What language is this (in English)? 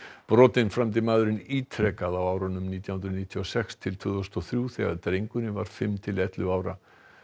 Icelandic